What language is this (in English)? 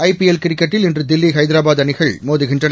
Tamil